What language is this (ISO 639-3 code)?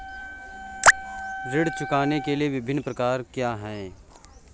hin